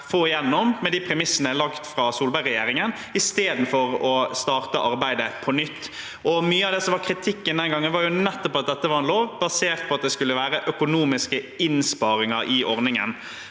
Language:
Norwegian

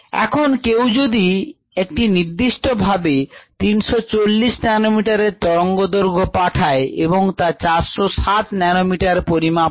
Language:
Bangla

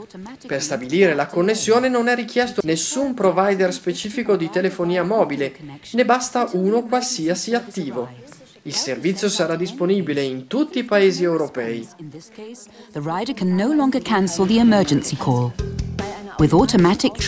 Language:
Italian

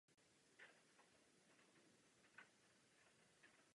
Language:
Czech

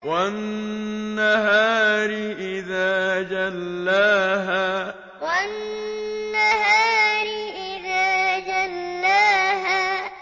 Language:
Arabic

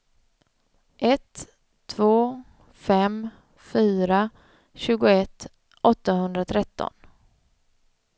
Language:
Swedish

